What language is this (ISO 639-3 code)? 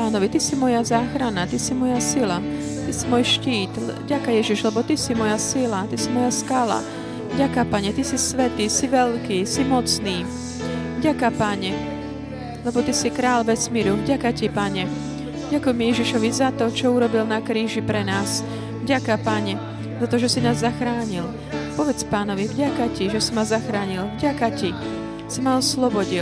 slk